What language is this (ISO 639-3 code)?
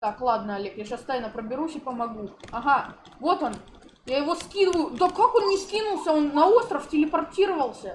rus